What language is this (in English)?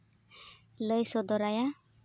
Santali